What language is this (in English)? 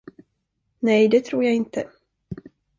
Swedish